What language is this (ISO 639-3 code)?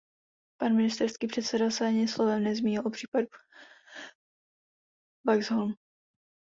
ces